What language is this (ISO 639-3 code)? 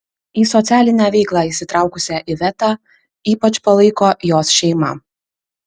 lit